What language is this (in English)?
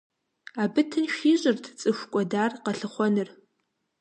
Kabardian